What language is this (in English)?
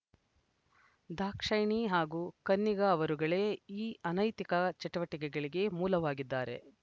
Kannada